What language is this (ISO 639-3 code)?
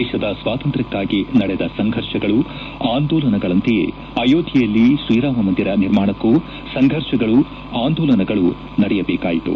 kan